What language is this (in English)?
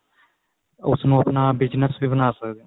Punjabi